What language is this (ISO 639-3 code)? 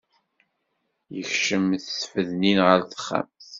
kab